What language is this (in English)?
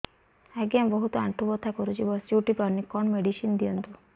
Odia